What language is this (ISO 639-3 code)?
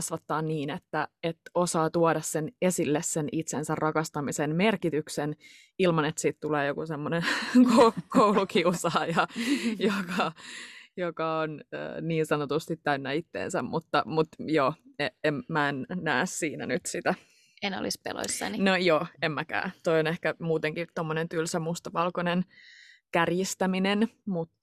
fin